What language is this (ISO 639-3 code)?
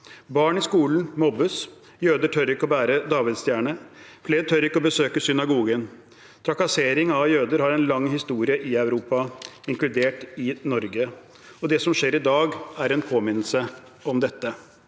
nor